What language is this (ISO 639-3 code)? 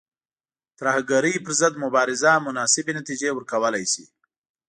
pus